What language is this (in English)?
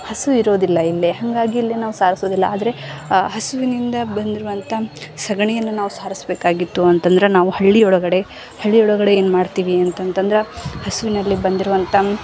Kannada